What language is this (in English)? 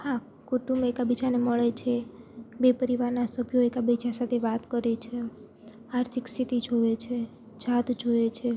Gujarati